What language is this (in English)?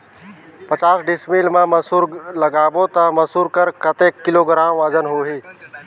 Chhattisgarhi